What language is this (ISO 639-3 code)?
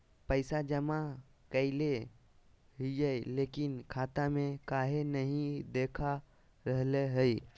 mag